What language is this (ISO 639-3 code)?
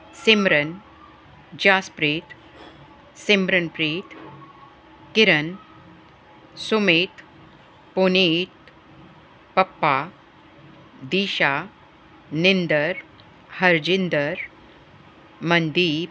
pan